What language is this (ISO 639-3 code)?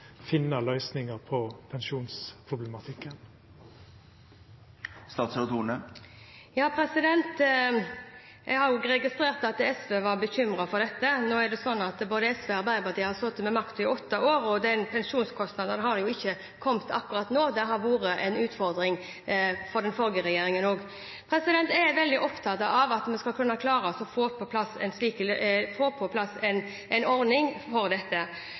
nor